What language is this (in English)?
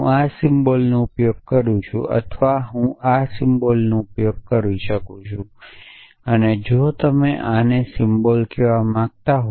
Gujarati